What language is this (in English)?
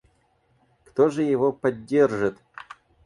Russian